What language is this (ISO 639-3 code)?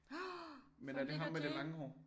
dan